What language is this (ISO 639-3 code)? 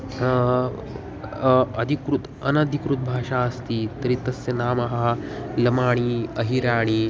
san